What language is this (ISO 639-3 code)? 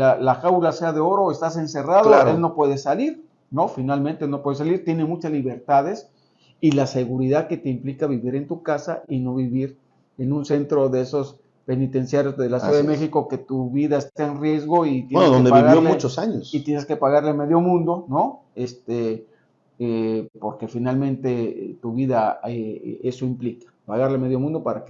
spa